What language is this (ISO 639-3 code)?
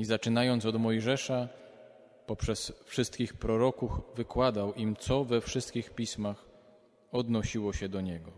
pol